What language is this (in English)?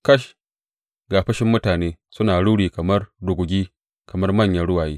Hausa